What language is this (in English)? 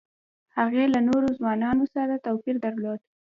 Pashto